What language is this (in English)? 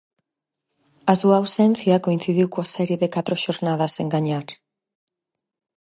Galician